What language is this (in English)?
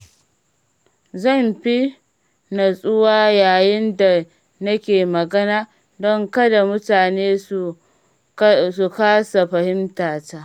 Hausa